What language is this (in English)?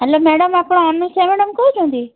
Odia